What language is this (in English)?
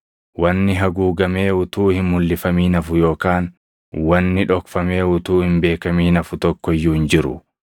Oromo